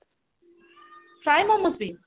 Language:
Odia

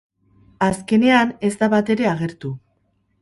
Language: Basque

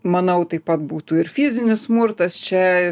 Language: Lithuanian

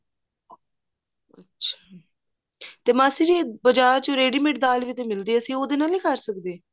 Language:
Punjabi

